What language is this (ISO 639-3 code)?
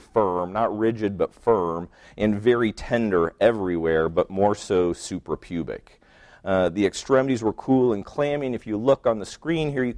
eng